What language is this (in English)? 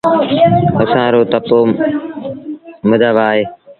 Sindhi Bhil